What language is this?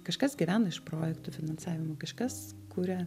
Lithuanian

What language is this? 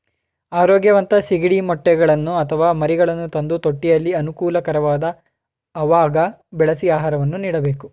Kannada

